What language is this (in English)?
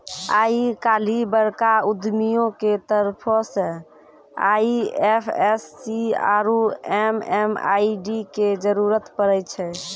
Maithili